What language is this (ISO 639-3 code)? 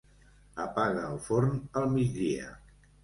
cat